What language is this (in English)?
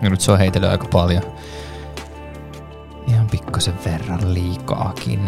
Finnish